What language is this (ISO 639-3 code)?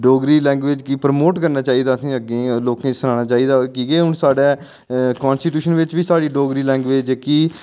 doi